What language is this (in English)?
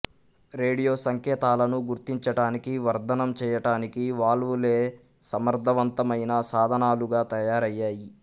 Telugu